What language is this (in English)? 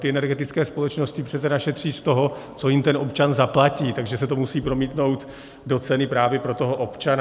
Czech